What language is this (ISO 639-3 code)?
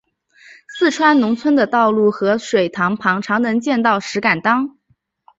zho